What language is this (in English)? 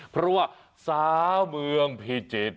Thai